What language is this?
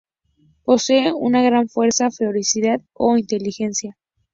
Spanish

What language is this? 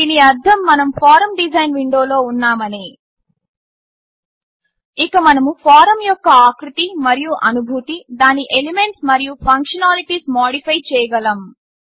Telugu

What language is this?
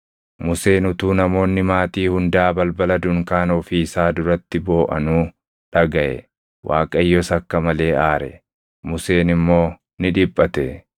Oromo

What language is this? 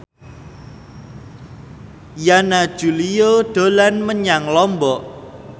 Javanese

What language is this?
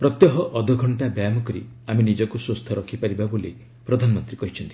Odia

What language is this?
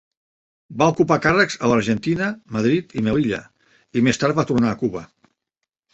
Catalan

